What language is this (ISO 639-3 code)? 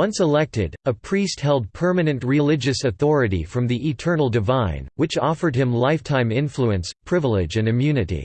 eng